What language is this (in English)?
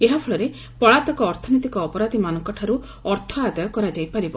Odia